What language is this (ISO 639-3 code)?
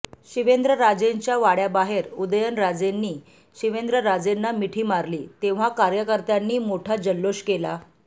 mar